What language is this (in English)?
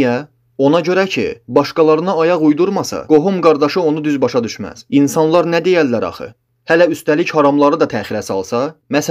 Turkish